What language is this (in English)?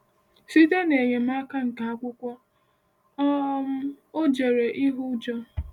Igbo